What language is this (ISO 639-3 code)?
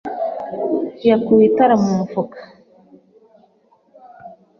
kin